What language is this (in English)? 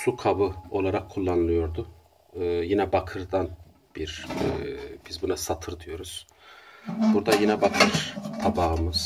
Turkish